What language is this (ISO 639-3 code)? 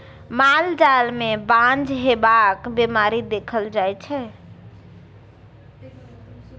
mai